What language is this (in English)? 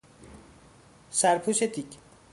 Persian